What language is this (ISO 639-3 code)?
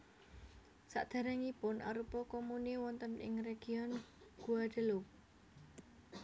jav